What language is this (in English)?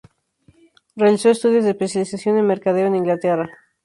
Spanish